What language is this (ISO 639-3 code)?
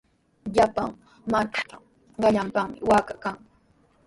qws